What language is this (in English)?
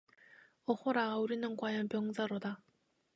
Korean